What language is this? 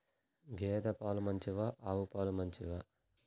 Telugu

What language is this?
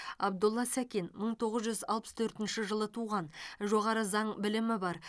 Kazakh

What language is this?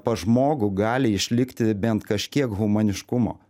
Lithuanian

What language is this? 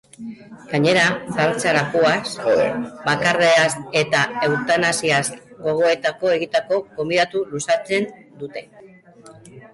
Basque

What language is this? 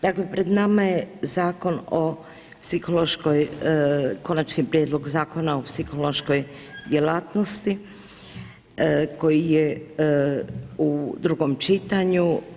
Croatian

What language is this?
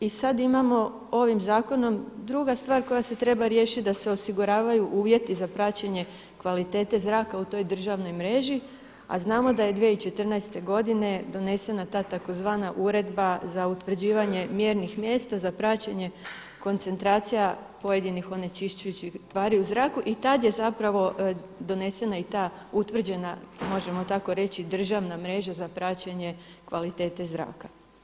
Croatian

